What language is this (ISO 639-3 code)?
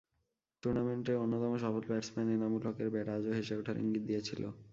ben